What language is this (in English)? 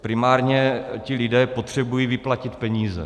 Czech